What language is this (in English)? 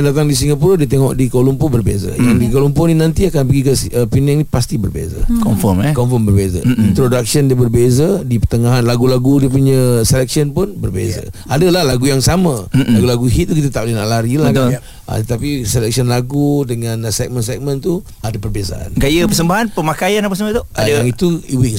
Malay